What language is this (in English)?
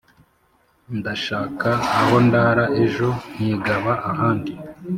Kinyarwanda